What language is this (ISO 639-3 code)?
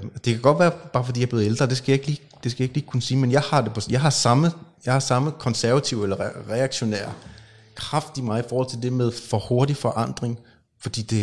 dan